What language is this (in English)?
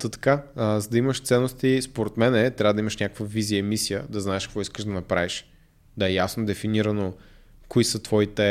Bulgarian